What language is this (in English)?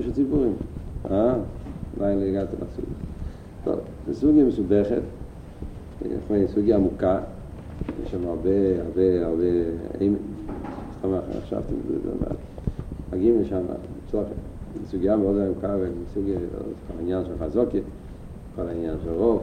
Hebrew